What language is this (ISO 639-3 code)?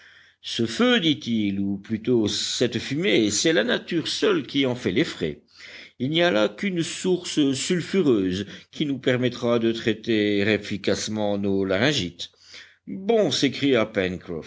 fra